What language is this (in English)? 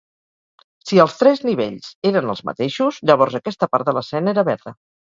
Catalan